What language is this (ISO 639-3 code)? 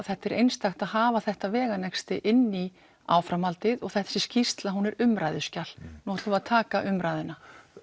isl